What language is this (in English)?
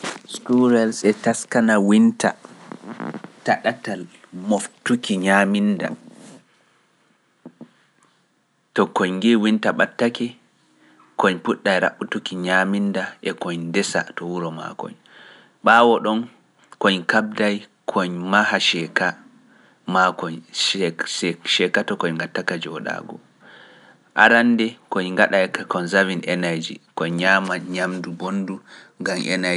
Pular